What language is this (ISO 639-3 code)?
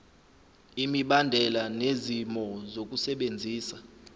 zul